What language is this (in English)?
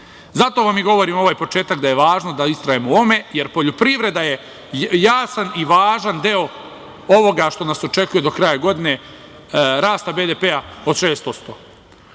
Serbian